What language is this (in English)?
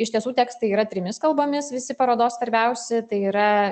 Lithuanian